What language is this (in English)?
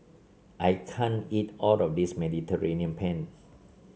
English